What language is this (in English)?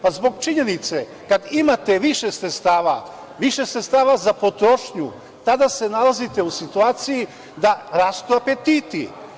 Serbian